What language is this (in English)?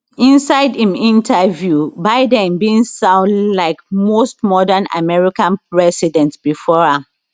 Nigerian Pidgin